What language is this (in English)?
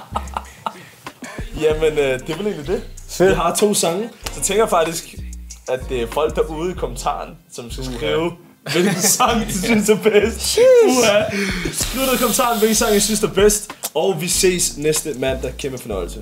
Danish